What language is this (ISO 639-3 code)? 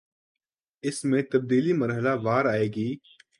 urd